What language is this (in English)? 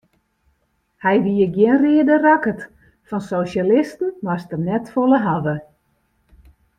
Western Frisian